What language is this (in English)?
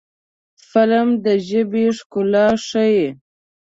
Pashto